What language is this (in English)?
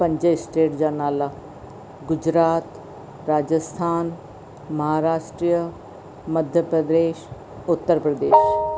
Sindhi